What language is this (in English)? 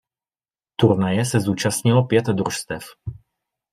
Czech